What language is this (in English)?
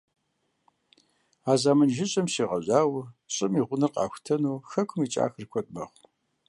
Kabardian